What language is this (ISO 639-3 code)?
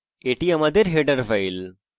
ben